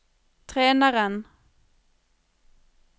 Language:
Norwegian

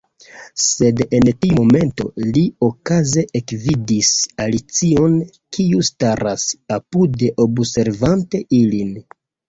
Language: Esperanto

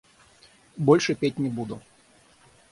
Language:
Russian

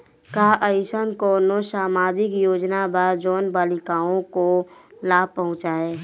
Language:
Bhojpuri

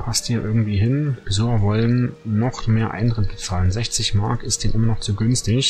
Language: German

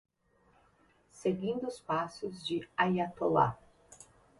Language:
Portuguese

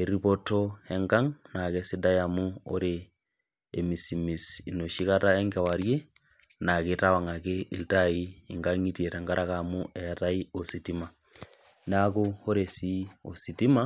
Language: Masai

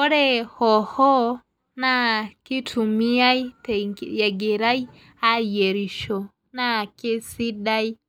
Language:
Masai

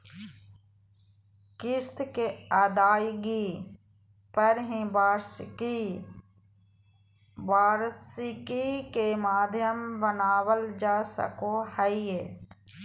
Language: Magahi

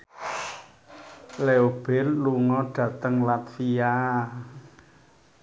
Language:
Javanese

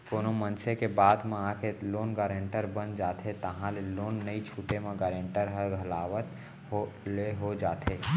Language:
Chhattisgarhi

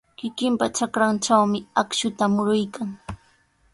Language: Sihuas Ancash Quechua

